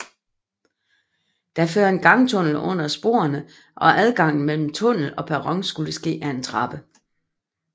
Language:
Danish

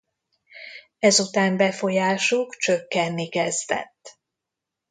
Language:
Hungarian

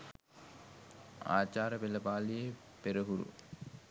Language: Sinhala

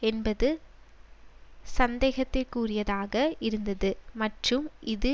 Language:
Tamil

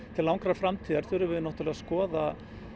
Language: Icelandic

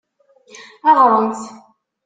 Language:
Kabyle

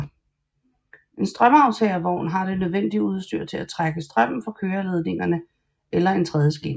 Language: Danish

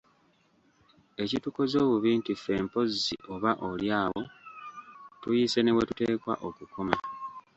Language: Ganda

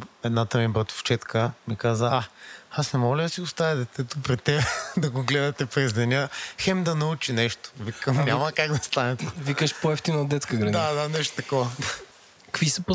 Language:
Bulgarian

